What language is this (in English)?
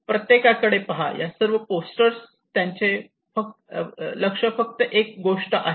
Marathi